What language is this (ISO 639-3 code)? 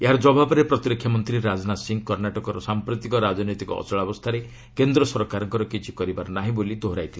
ori